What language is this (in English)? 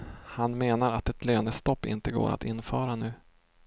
Swedish